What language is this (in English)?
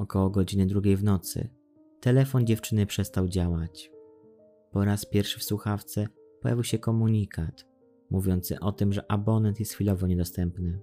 Polish